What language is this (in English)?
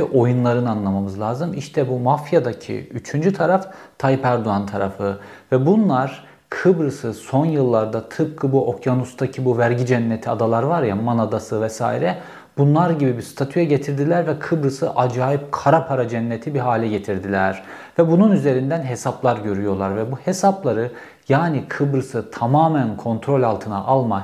Turkish